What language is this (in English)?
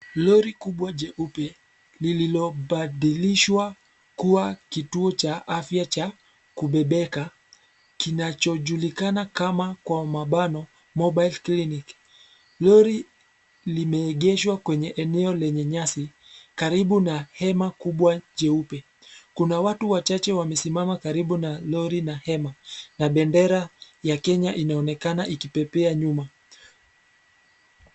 Swahili